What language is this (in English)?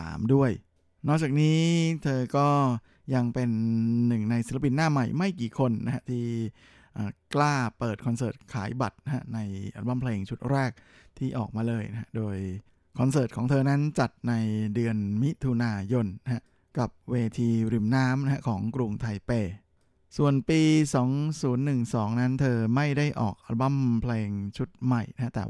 Thai